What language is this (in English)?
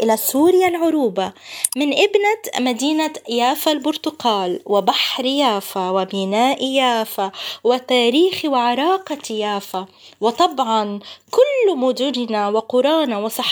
Arabic